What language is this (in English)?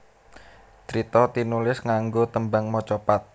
Javanese